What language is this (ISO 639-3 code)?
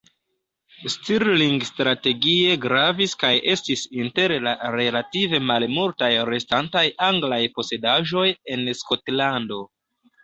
epo